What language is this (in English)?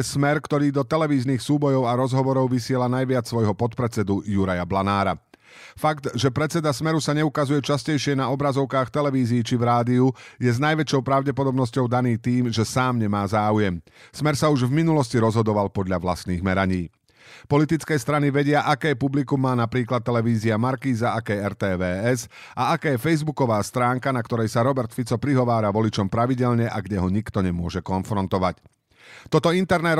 Slovak